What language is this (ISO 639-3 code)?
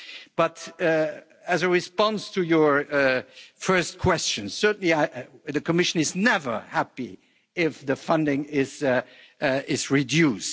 eng